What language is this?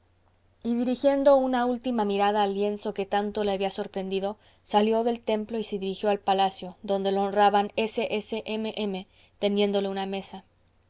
Spanish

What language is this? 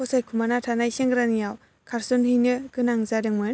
Bodo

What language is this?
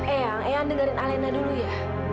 Indonesian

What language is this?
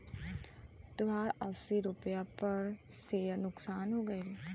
Bhojpuri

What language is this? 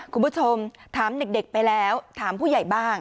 Thai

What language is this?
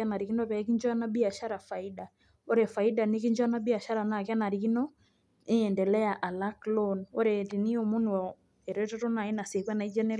Masai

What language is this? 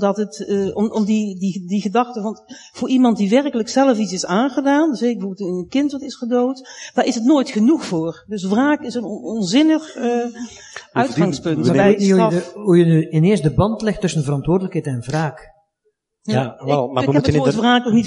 Dutch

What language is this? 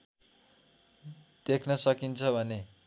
Nepali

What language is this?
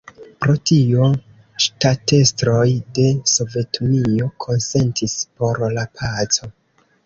Esperanto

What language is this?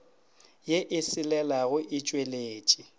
Northern Sotho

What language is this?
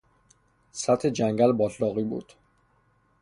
Persian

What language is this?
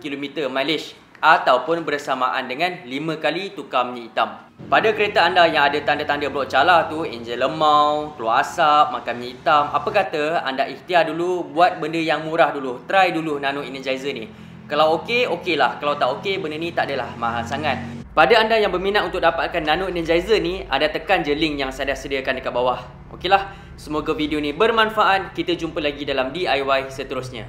Malay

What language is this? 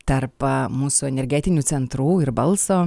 Lithuanian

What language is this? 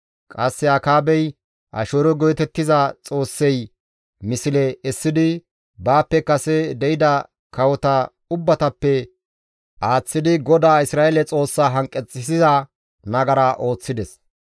Gamo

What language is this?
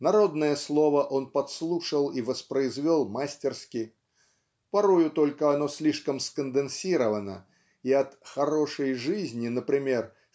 Russian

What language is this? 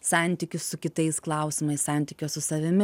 Lithuanian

